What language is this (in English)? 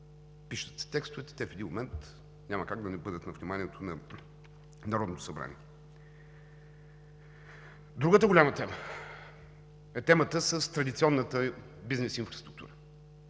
Bulgarian